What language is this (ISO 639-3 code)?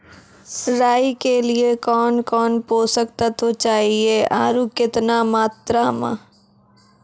mai